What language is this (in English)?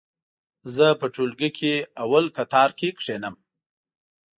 Pashto